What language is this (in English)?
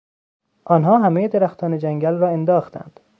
Persian